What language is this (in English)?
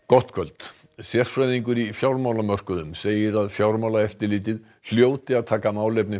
Icelandic